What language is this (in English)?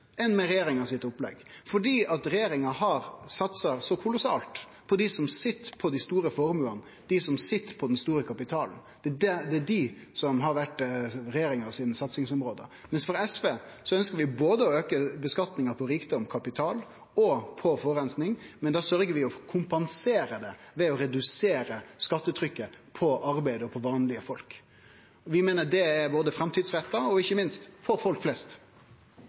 Norwegian Nynorsk